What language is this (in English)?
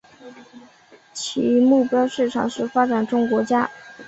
Chinese